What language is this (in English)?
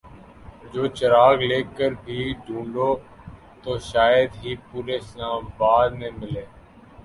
Urdu